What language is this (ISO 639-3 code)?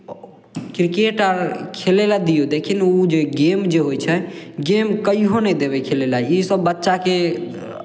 mai